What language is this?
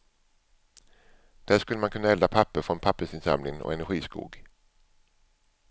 Swedish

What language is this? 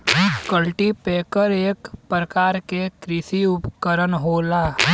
Bhojpuri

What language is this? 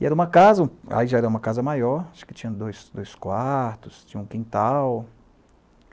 Portuguese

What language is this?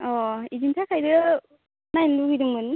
Bodo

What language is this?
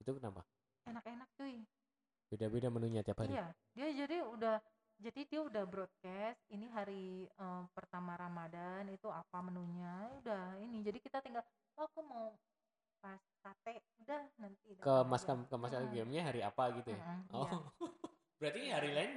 Indonesian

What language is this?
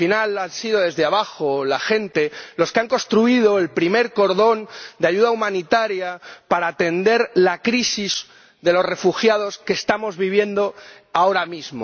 Spanish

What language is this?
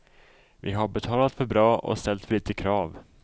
Swedish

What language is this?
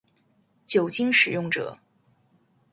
Chinese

